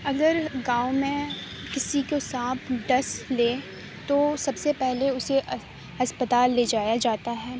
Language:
Urdu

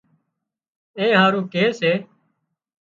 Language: Wadiyara Koli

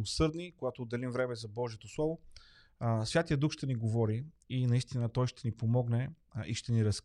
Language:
Bulgarian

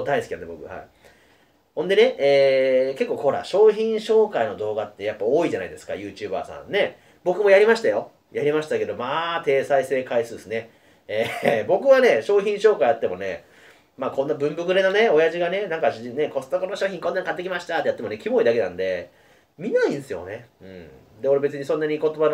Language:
Japanese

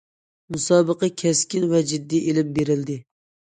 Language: Uyghur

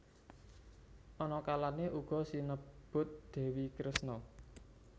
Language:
Javanese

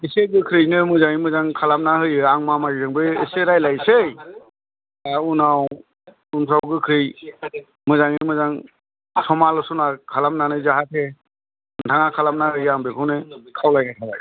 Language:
Bodo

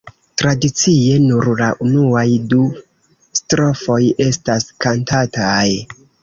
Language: Esperanto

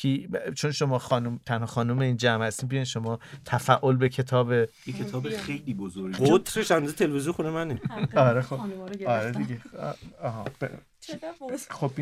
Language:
Persian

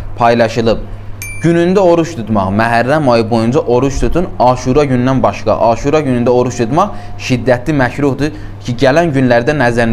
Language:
Turkish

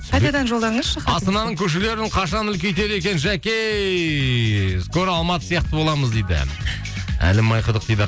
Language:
Kazakh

